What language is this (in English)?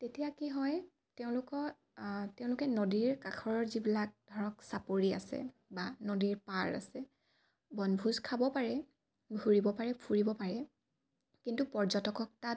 Assamese